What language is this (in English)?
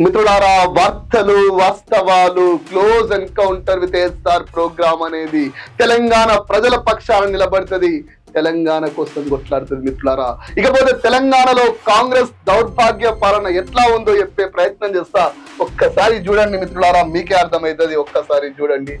Telugu